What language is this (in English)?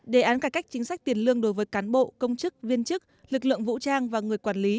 Vietnamese